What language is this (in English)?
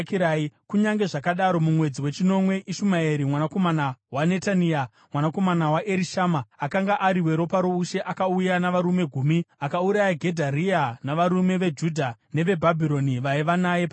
Shona